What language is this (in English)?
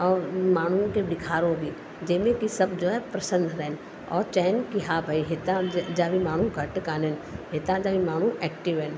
Sindhi